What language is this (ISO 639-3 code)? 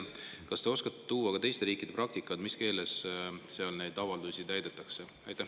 est